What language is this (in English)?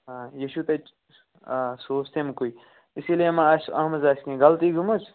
Kashmiri